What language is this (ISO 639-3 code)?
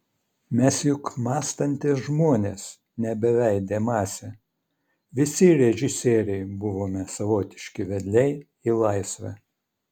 lit